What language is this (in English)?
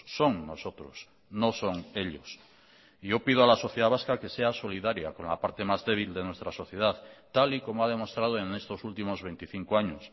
Spanish